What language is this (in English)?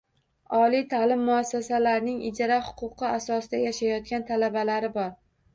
Uzbek